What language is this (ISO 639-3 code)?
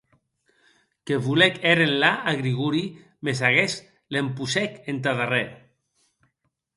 oci